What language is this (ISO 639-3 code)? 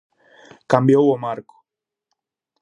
glg